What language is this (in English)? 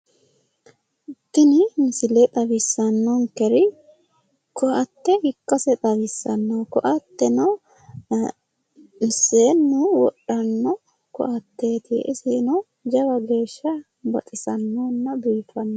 Sidamo